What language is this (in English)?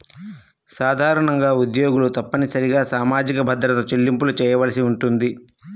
Telugu